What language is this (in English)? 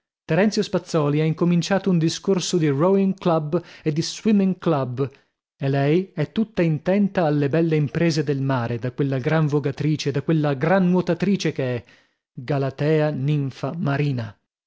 Italian